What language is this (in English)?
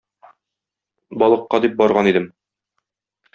Tatar